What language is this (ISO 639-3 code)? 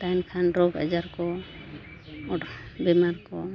sat